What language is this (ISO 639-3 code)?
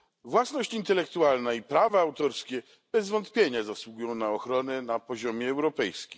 pol